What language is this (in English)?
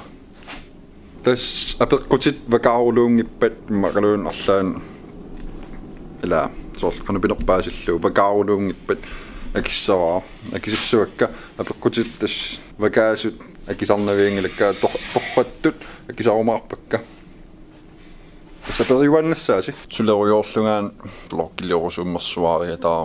Dutch